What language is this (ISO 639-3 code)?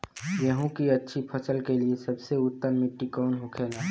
bho